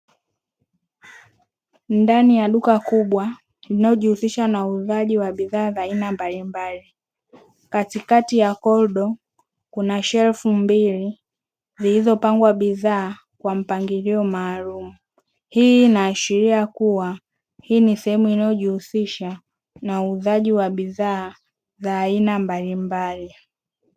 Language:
Swahili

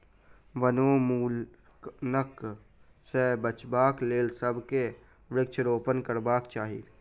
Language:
Maithili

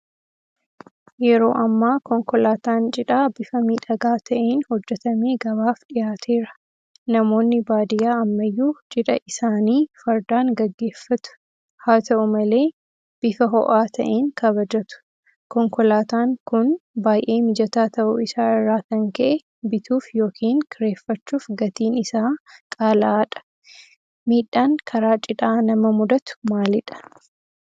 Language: Oromo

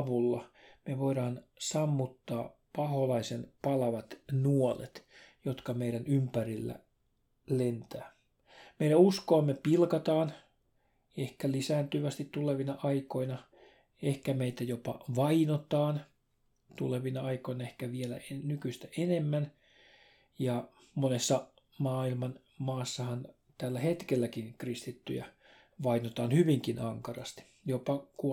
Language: Finnish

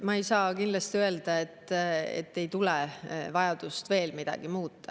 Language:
Estonian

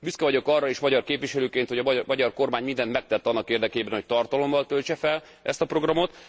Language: Hungarian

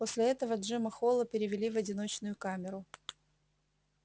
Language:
Russian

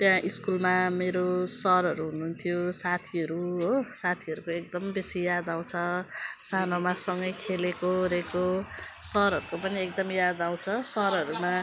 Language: Nepali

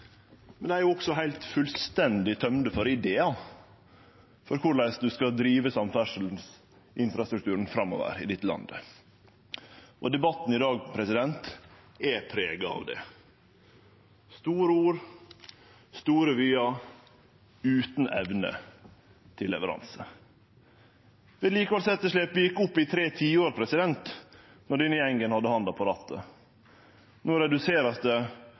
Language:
Norwegian Nynorsk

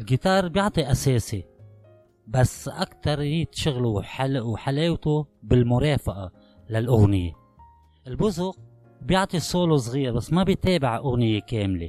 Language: Arabic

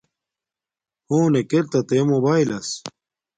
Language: Domaaki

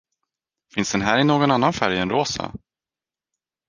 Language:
Swedish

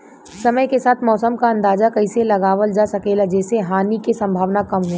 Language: Bhojpuri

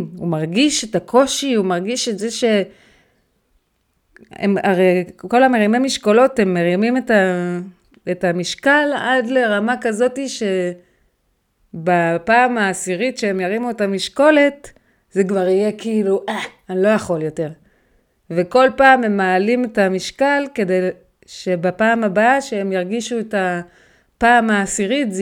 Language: Hebrew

